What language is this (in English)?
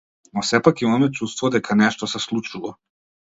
Macedonian